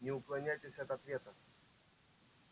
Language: Russian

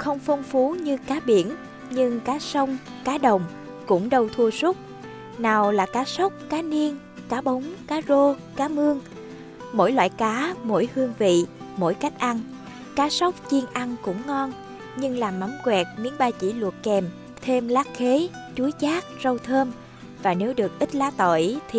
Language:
Vietnamese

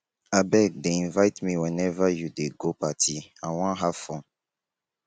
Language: Nigerian Pidgin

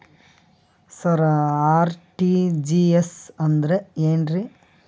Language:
Kannada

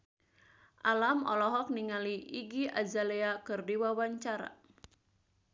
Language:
Sundanese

